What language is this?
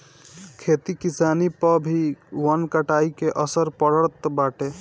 Bhojpuri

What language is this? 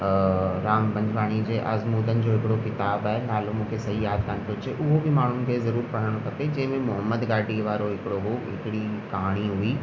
Sindhi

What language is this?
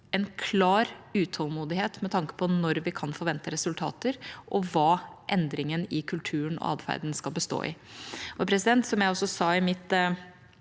Norwegian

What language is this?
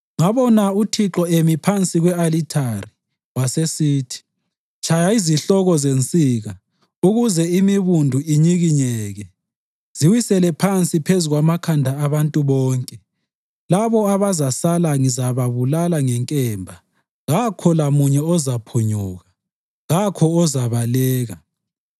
North Ndebele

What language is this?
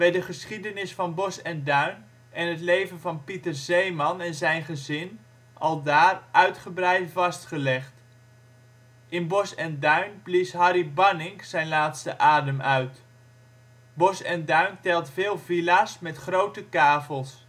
Dutch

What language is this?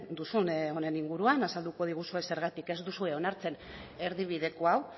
Basque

